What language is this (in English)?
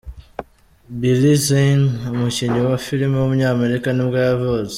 Kinyarwanda